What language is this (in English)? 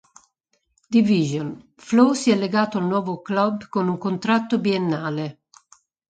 Italian